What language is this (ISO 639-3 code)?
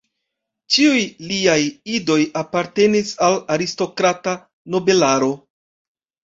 epo